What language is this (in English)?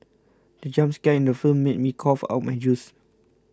English